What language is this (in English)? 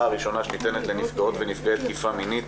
Hebrew